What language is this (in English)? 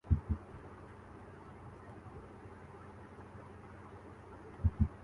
Urdu